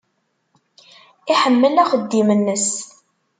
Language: Kabyle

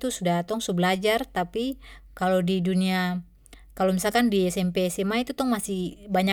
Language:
Papuan Malay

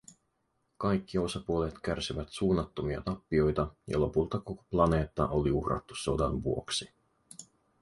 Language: Finnish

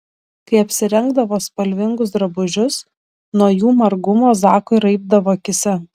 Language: Lithuanian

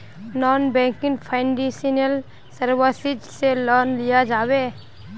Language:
Magahi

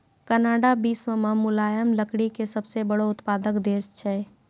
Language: Maithili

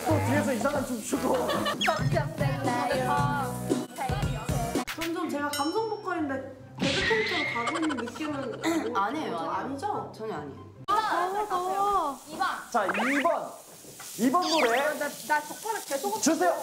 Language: Korean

